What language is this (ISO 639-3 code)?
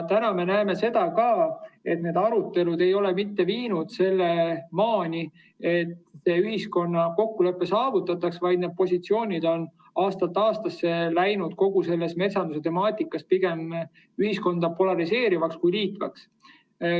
est